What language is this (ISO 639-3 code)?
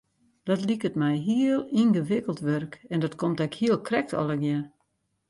fry